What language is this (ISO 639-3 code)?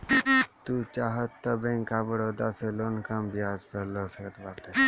bho